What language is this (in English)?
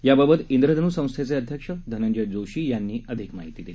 Marathi